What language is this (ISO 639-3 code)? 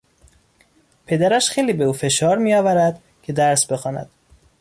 fas